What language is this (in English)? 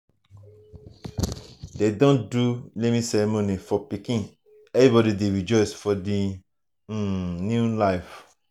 Nigerian Pidgin